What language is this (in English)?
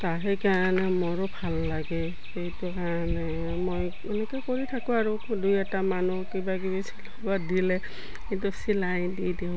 Assamese